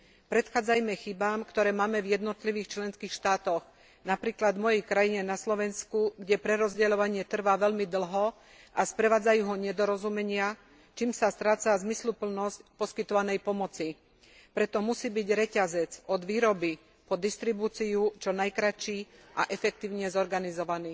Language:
Slovak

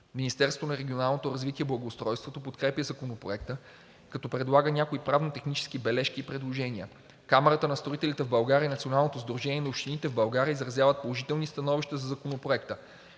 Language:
Bulgarian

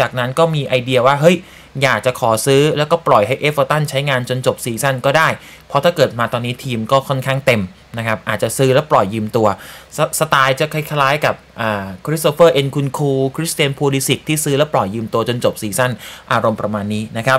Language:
Thai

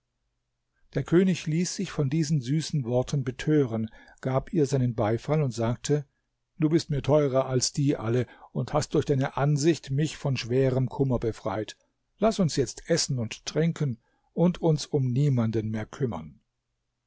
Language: German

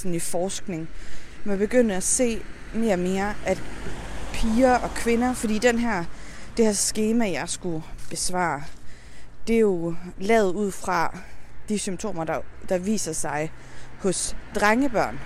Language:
Danish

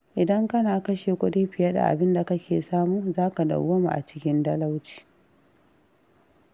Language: Hausa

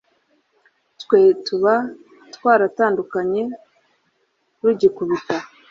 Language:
Kinyarwanda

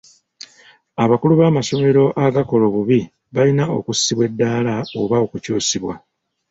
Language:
Ganda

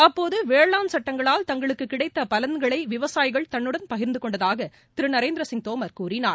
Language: Tamil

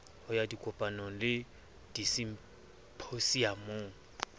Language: Southern Sotho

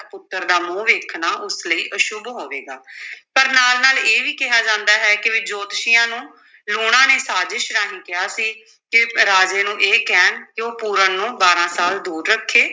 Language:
Punjabi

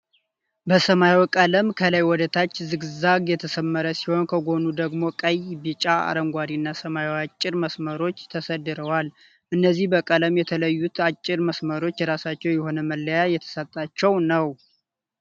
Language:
Amharic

